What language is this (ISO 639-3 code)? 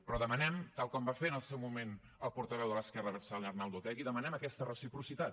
cat